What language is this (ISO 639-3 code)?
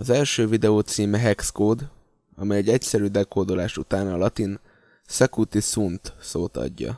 hun